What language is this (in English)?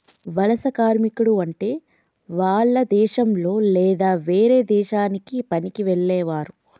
Telugu